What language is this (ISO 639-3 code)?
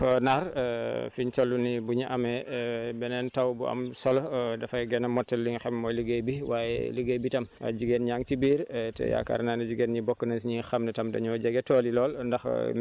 wol